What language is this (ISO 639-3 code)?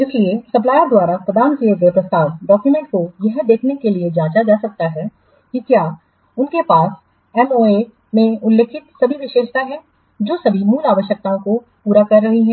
hin